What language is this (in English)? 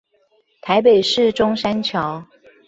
Chinese